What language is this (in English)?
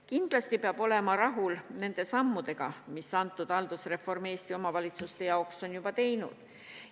Estonian